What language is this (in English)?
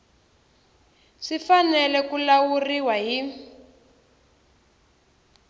Tsonga